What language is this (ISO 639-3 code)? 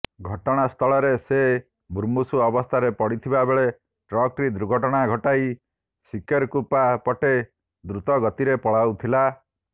ori